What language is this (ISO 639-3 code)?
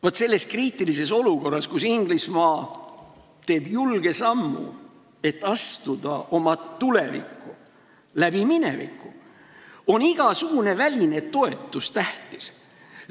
est